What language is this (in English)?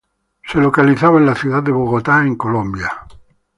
Spanish